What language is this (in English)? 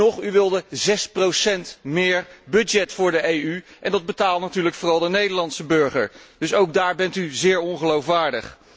Dutch